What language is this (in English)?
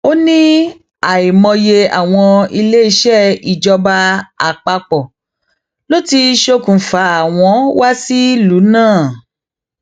Yoruba